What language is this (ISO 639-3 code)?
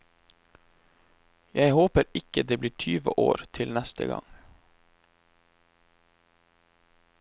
nor